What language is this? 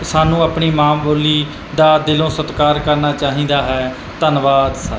Punjabi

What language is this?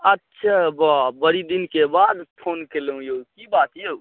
Maithili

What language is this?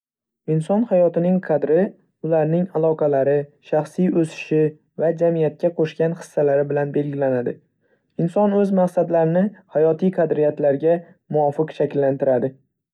Uzbek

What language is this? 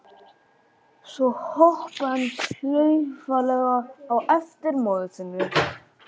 Icelandic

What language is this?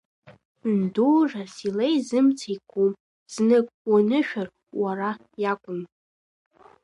Abkhazian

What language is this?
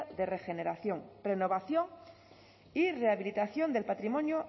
Spanish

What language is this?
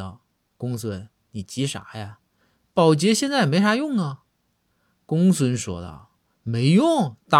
Chinese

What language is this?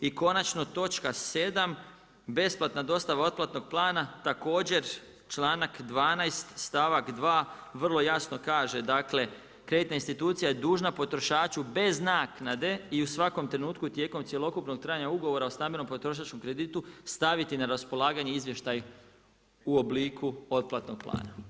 Croatian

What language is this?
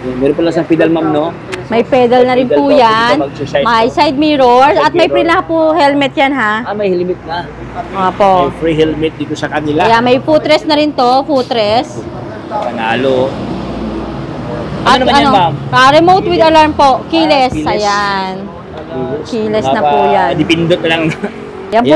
Filipino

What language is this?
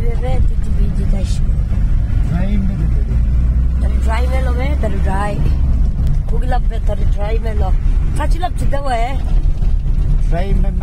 Romanian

